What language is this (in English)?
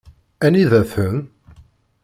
Kabyle